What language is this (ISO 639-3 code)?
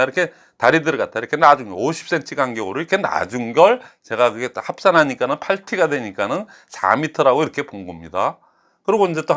kor